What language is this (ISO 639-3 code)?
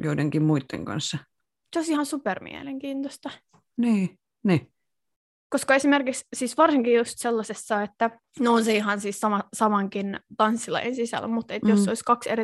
fin